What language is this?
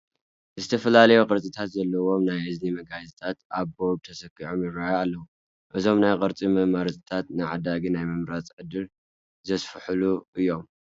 Tigrinya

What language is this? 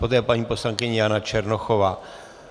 Czech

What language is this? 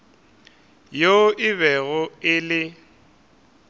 Northern Sotho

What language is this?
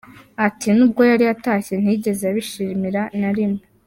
Kinyarwanda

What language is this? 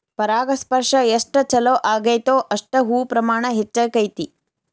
Kannada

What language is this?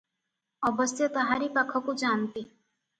Odia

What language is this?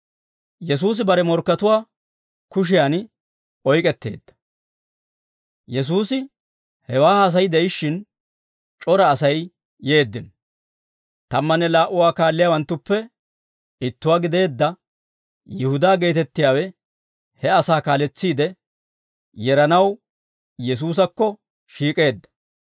Dawro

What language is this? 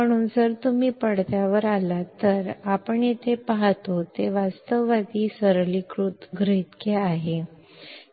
Marathi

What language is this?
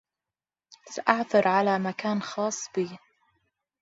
Arabic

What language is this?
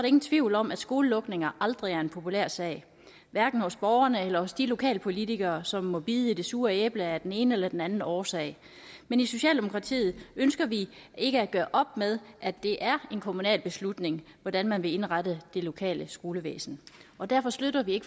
Danish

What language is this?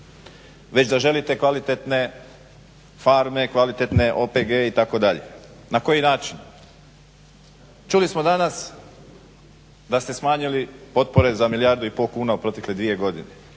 Croatian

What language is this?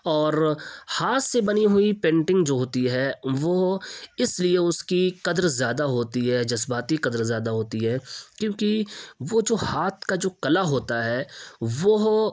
Urdu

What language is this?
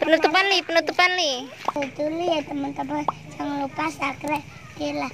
Indonesian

